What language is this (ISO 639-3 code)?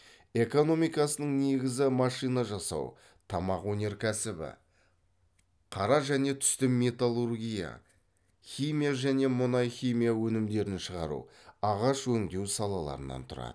kaz